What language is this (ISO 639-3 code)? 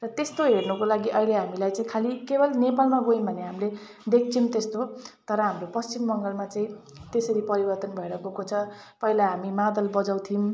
nep